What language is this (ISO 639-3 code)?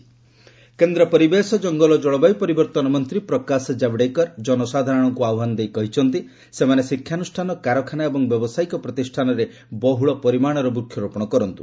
ori